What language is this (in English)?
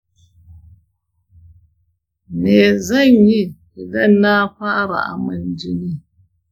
Hausa